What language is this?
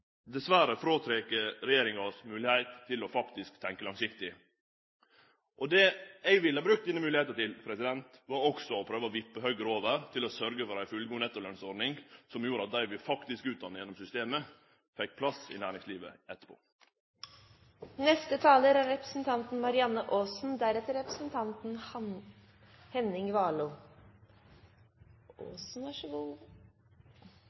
Norwegian Nynorsk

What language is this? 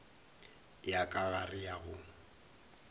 Northern Sotho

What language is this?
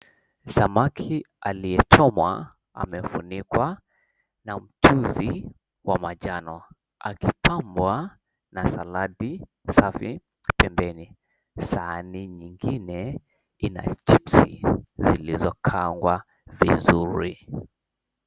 Swahili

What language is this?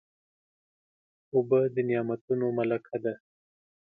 Pashto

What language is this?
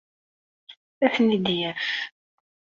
Kabyle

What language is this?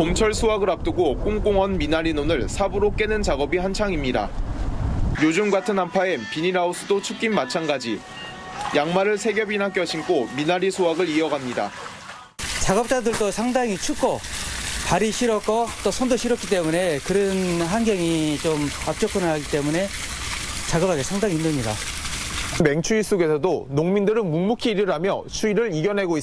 Korean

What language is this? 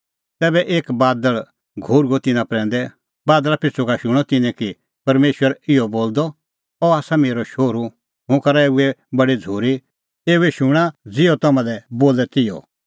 Kullu Pahari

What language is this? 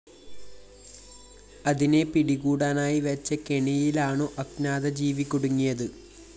Malayalam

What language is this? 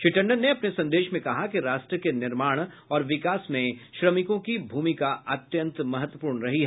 Hindi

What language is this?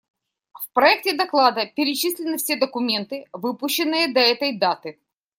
Russian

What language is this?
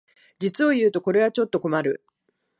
Japanese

